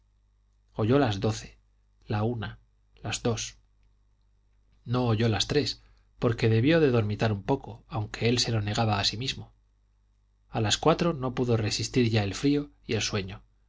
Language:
Spanish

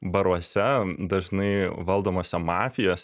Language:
Lithuanian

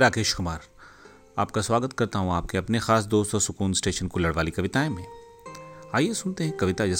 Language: Hindi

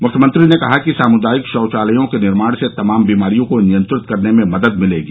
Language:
Hindi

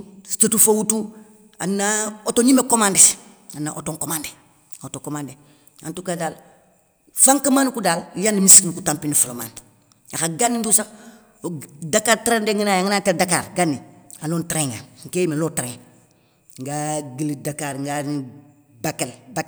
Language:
Soninke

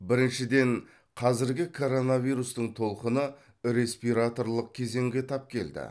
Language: Kazakh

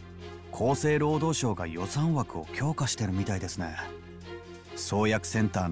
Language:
Japanese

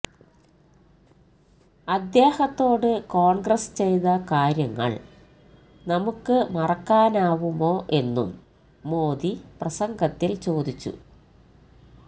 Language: Malayalam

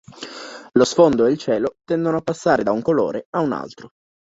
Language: Italian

